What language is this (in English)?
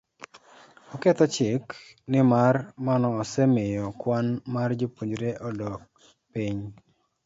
Luo (Kenya and Tanzania)